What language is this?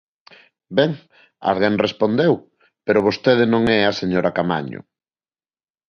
Galician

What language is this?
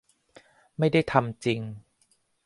Thai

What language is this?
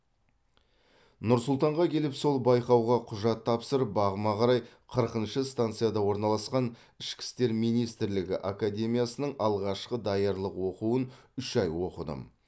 Kazakh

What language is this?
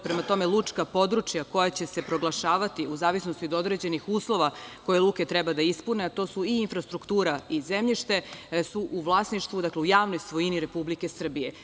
Serbian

